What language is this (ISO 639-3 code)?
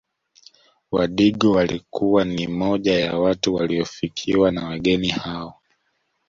swa